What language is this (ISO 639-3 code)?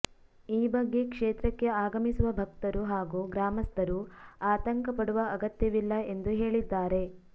kan